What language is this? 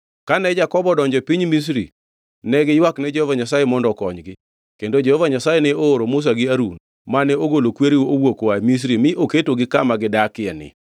Luo (Kenya and Tanzania)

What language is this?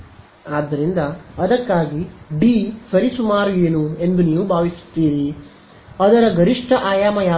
Kannada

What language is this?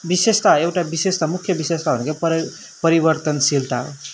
Nepali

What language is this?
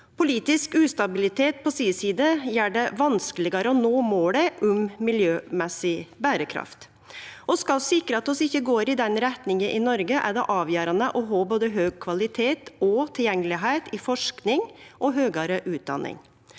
Norwegian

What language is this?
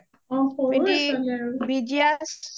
Assamese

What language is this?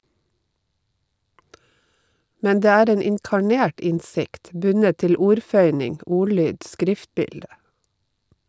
Norwegian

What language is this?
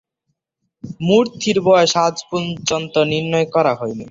Bangla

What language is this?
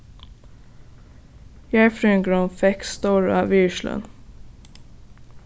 Faroese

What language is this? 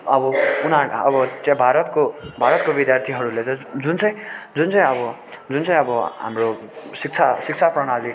Nepali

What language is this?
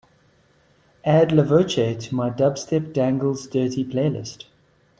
English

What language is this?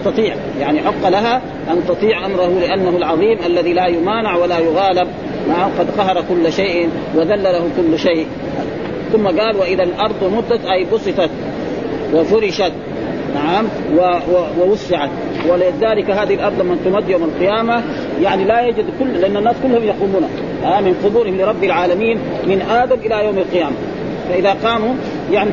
Arabic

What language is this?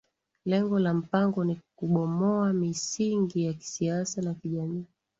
Swahili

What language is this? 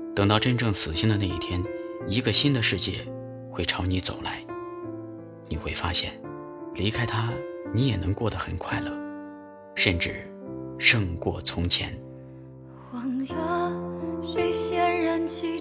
Chinese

